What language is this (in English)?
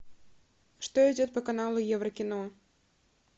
Russian